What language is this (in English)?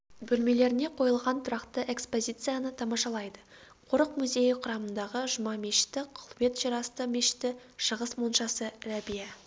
Kazakh